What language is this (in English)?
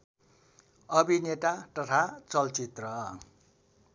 Nepali